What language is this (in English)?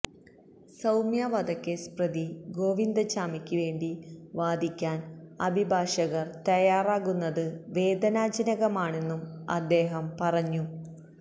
Malayalam